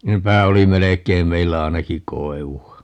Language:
Finnish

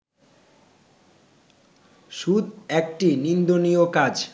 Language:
Bangla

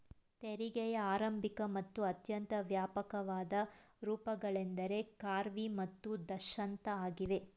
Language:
Kannada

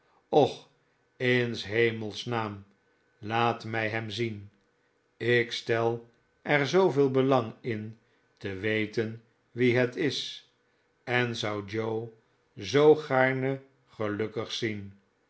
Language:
Dutch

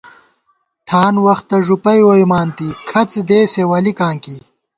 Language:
Gawar-Bati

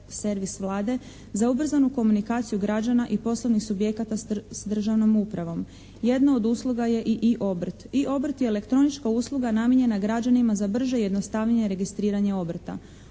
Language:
Croatian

